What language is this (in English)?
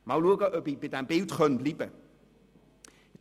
Swiss German